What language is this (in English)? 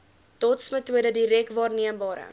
Afrikaans